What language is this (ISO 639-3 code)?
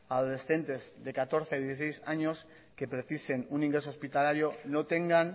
spa